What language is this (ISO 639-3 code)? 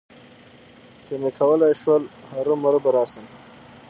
pus